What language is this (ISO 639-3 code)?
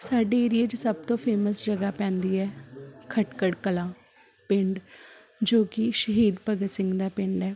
pan